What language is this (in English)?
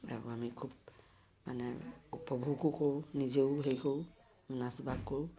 Assamese